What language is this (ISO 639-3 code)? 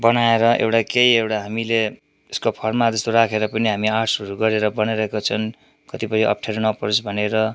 nep